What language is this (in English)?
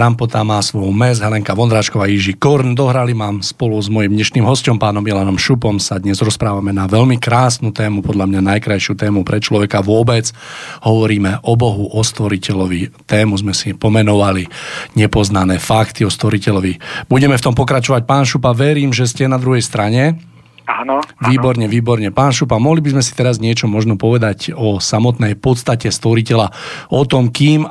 Czech